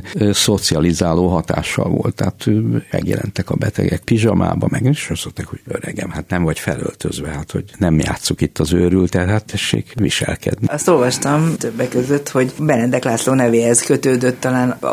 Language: Hungarian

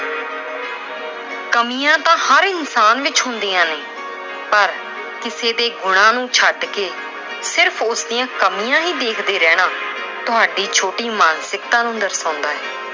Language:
Punjabi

